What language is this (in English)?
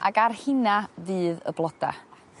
Welsh